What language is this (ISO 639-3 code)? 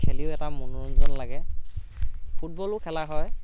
asm